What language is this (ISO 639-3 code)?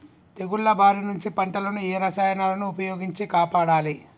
tel